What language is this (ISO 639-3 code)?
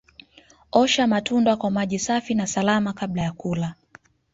swa